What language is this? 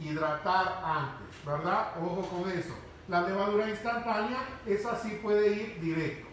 Spanish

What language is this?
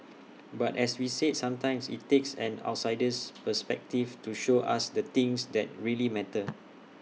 English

